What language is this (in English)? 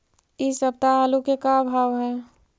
Magahi